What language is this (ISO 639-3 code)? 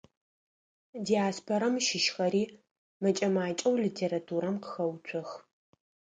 ady